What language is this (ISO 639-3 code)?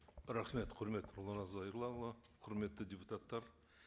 kaz